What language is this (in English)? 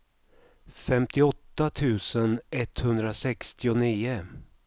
Swedish